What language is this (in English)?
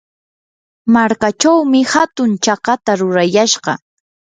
Yanahuanca Pasco Quechua